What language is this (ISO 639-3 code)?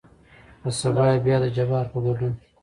pus